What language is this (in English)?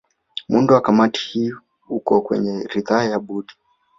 Swahili